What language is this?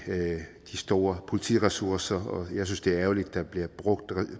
Danish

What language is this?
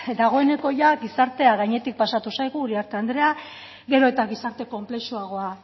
Basque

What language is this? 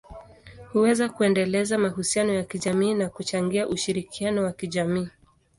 Swahili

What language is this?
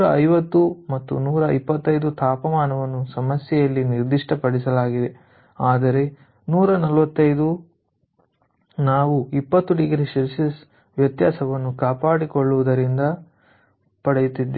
Kannada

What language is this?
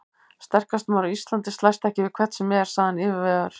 Icelandic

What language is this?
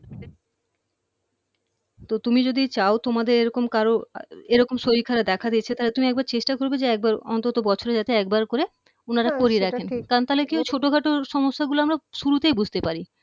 Bangla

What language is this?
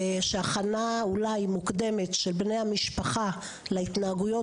Hebrew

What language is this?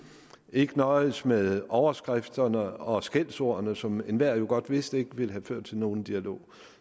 Danish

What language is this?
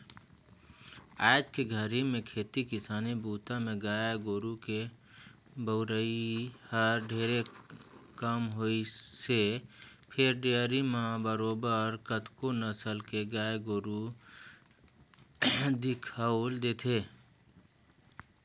Chhattisgarhi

